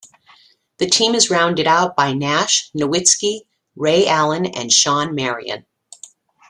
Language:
English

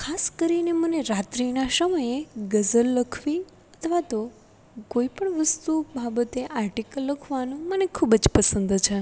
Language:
Gujarati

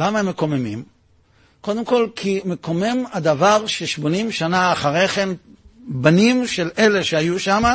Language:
Hebrew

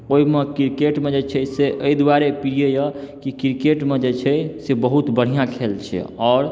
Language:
Maithili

